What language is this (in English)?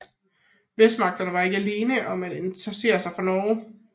Danish